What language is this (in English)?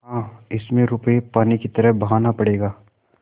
Hindi